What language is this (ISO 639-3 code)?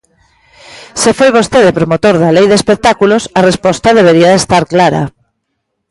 glg